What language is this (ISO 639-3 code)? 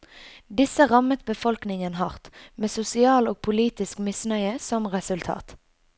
nor